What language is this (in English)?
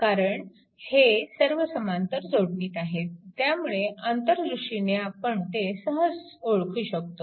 Marathi